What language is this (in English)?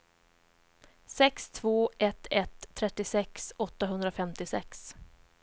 Swedish